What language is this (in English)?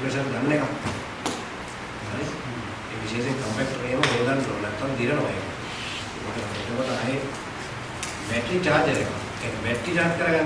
Indonesian